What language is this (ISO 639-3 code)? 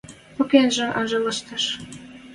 mrj